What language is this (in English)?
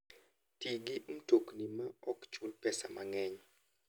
Luo (Kenya and Tanzania)